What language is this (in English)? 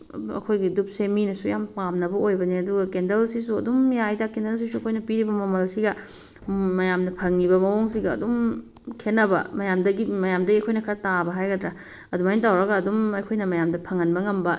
Manipuri